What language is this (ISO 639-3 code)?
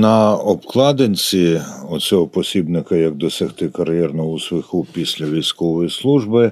ukr